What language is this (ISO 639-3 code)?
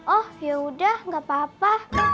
ind